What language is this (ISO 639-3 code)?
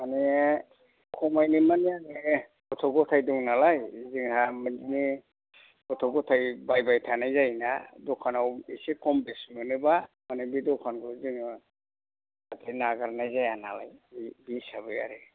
brx